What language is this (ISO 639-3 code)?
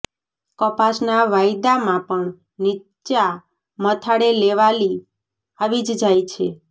guj